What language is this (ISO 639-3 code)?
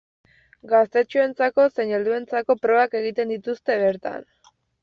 eus